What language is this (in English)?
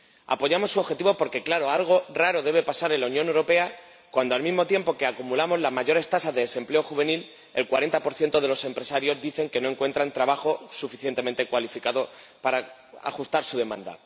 Spanish